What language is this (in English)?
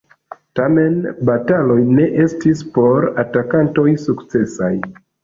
Esperanto